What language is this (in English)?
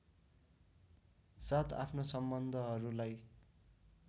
Nepali